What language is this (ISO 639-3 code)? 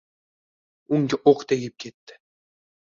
uzb